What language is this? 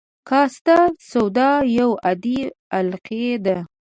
Pashto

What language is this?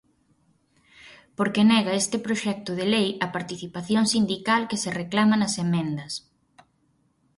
Galician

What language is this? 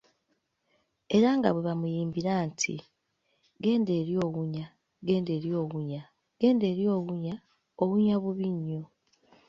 Ganda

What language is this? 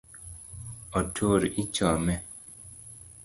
Luo (Kenya and Tanzania)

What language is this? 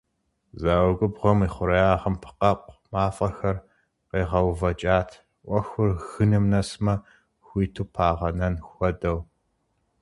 Kabardian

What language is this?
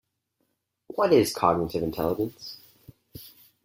English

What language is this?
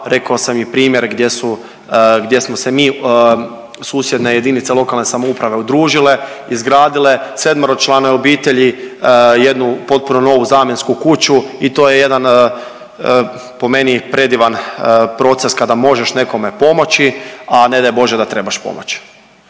Croatian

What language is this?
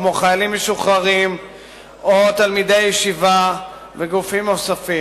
Hebrew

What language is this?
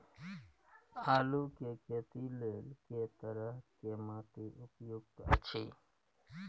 Maithili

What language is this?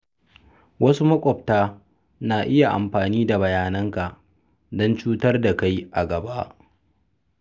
Hausa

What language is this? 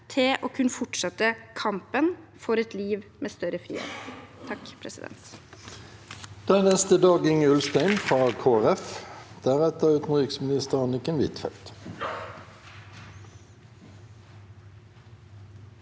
Norwegian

